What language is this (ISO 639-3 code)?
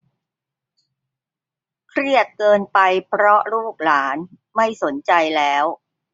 tha